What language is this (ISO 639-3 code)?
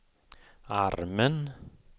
swe